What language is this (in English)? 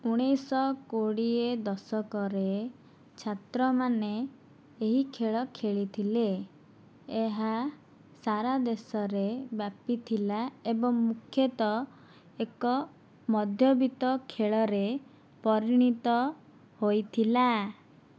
Odia